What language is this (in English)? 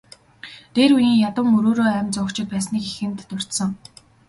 Mongolian